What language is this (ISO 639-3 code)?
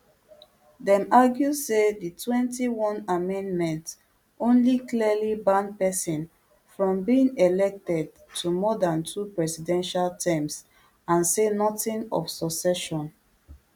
pcm